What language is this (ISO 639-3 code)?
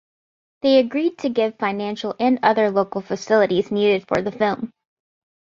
eng